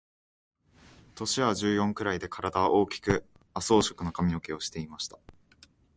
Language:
Japanese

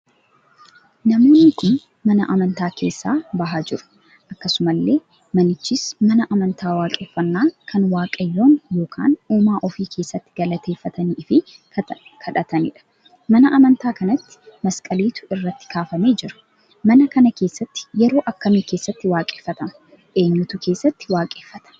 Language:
Oromo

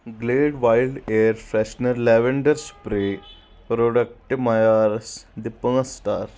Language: Kashmiri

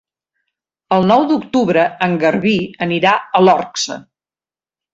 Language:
Catalan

